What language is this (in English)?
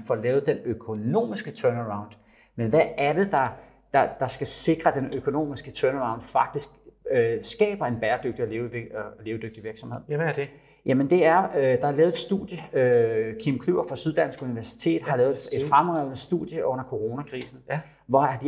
Danish